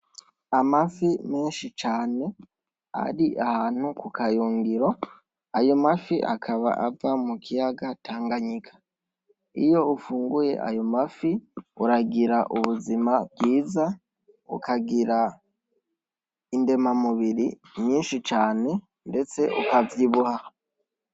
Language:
Rundi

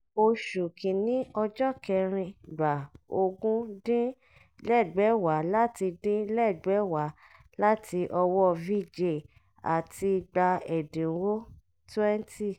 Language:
Yoruba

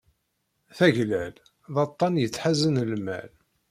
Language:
Kabyle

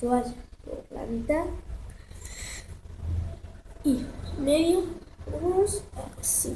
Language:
Spanish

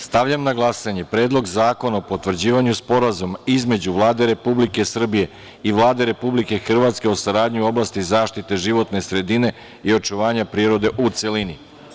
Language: Serbian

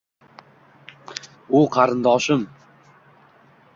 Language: Uzbek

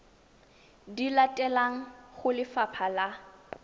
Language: Tswana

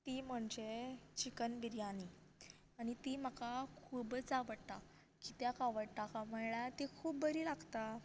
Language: Konkani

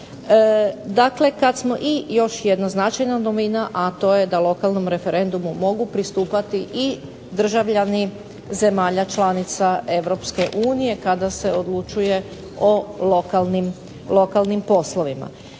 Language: Croatian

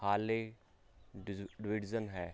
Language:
Punjabi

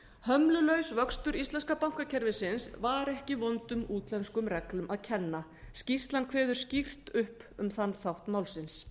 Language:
Icelandic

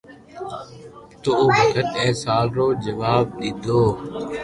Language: Loarki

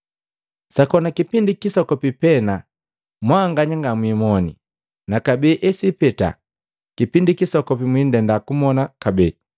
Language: Matengo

